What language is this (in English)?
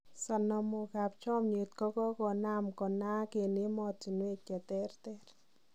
Kalenjin